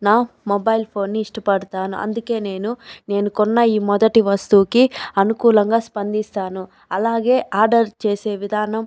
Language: Telugu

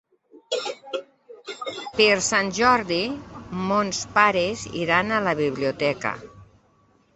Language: Catalan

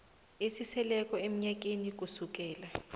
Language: South Ndebele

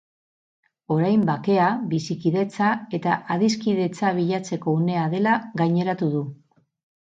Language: Basque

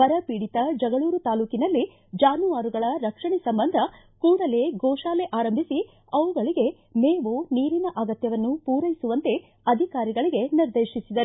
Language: Kannada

